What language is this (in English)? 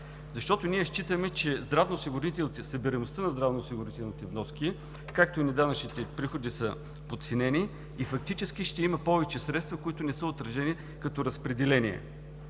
Bulgarian